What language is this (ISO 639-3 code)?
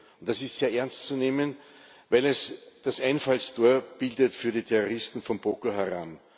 deu